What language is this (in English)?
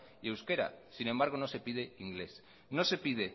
Spanish